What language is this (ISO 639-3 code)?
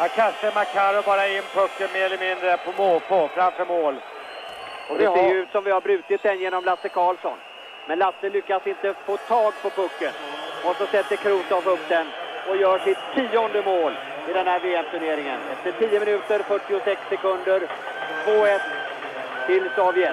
swe